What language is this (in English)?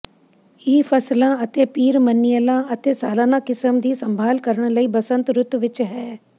Punjabi